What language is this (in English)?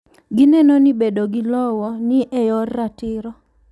Luo (Kenya and Tanzania)